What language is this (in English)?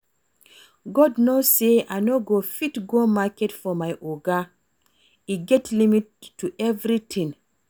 Nigerian Pidgin